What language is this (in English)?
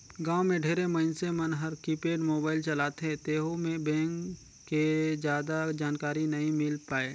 Chhattisgarhi